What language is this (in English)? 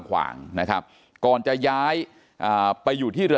Thai